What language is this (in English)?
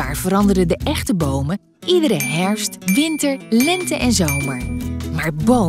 Dutch